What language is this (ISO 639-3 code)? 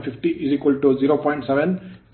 kan